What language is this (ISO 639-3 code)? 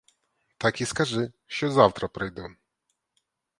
ukr